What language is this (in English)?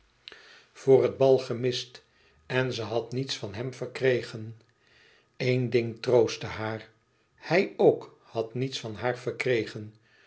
Dutch